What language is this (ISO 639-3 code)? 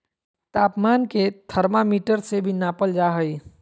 mag